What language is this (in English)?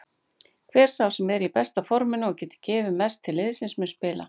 Icelandic